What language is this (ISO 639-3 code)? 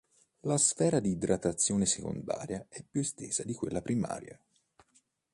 ita